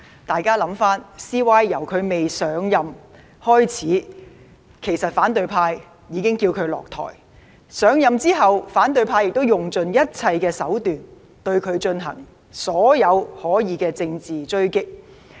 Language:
Cantonese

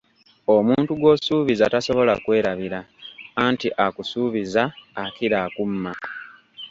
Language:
Ganda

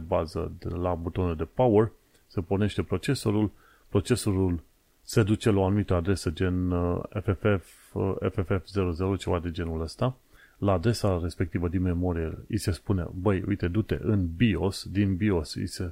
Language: Romanian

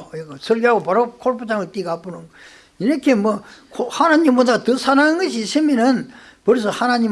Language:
Korean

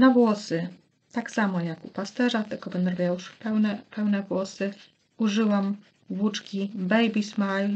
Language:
Polish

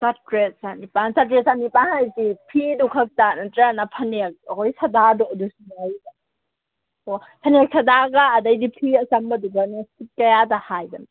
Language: Manipuri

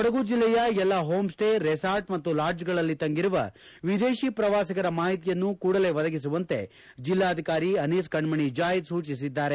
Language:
Kannada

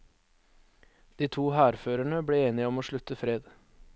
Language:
Norwegian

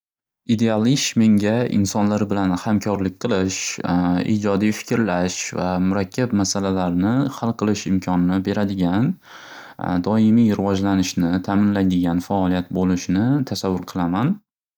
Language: Uzbek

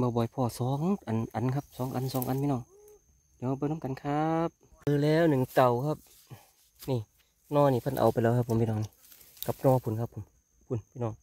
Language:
Thai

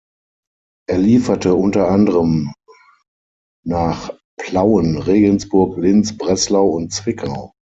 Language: German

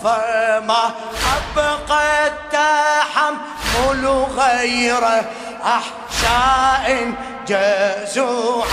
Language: Arabic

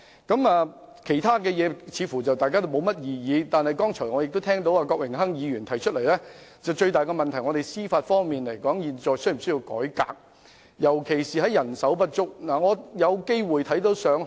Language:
Cantonese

